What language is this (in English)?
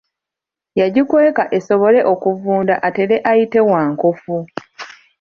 Ganda